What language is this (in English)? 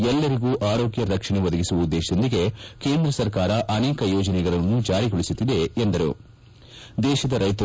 Kannada